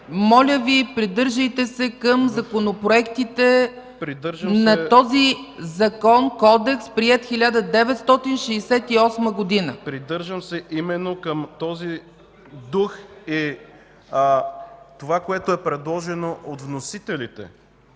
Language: Bulgarian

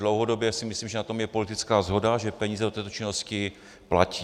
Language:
Czech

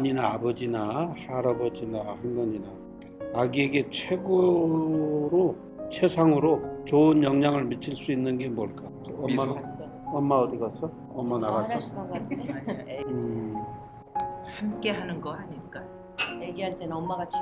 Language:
Korean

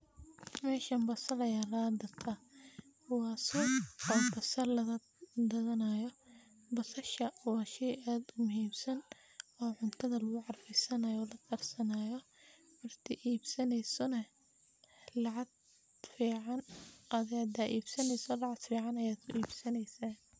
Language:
Somali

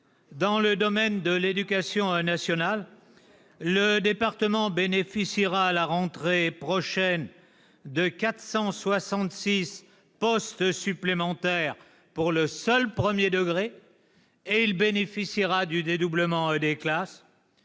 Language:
French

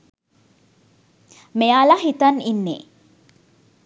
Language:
Sinhala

